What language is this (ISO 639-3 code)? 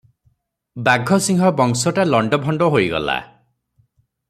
ori